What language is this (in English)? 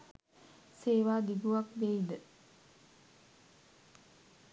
Sinhala